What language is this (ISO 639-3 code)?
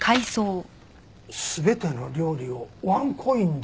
jpn